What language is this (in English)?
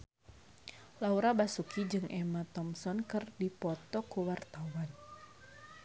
Sundanese